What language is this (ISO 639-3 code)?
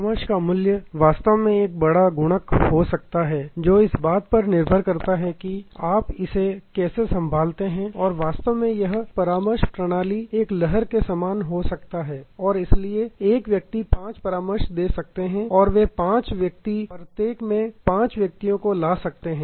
hin